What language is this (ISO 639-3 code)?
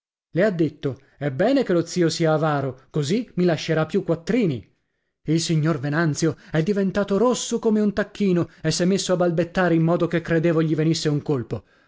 ita